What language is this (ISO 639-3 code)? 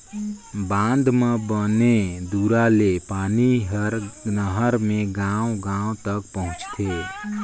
hne